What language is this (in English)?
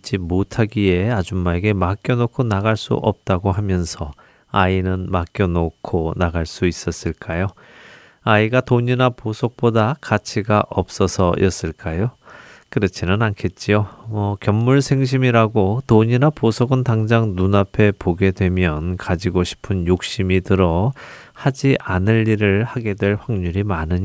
Korean